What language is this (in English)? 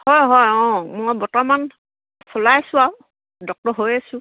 Assamese